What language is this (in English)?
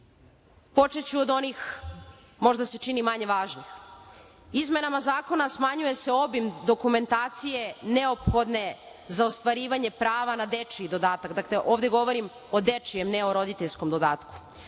Serbian